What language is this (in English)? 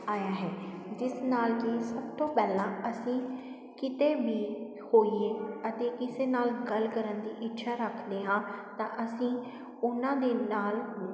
Punjabi